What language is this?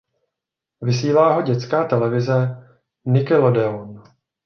Czech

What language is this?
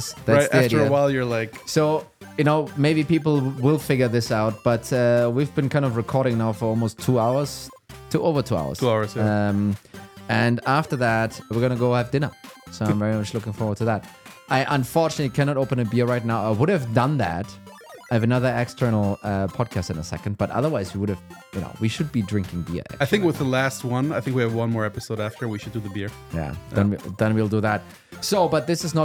English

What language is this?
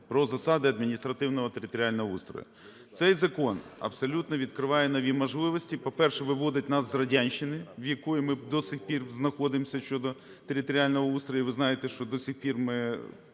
Ukrainian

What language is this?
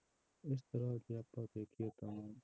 Punjabi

